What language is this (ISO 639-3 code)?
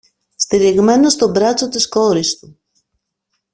ell